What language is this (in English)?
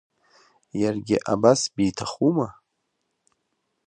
Abkhazian